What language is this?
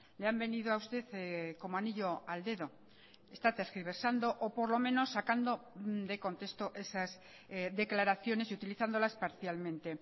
Spanish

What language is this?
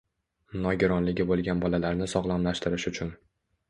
Uzbek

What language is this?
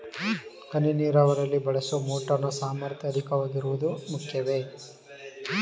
Kannada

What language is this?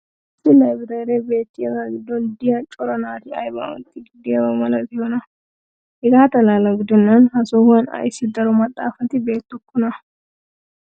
Wolaytta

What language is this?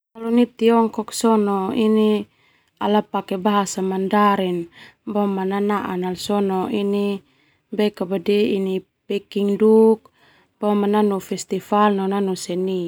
Termanu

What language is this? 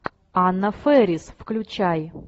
Russian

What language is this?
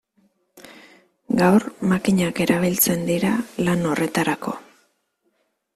Basque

